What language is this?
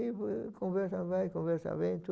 Portuguese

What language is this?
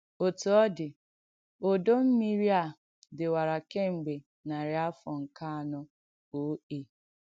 Igbo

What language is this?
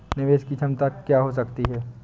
Hindi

